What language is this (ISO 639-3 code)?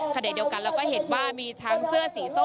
tha